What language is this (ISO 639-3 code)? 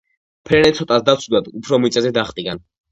kat